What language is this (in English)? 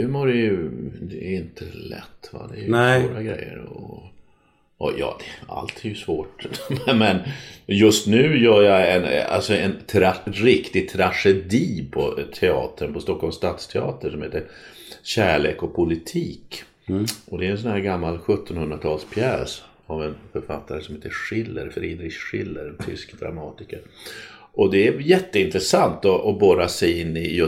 Swedish